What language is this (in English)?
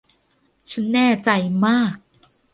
Thai